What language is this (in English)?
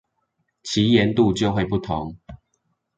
Chinese